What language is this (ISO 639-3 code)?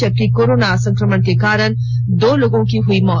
hin